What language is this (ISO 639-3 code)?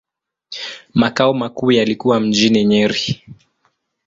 swa